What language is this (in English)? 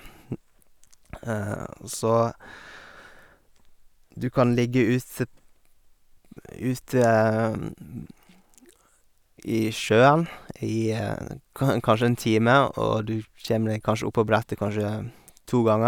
Norwegian